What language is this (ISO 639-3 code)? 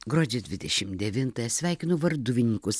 lit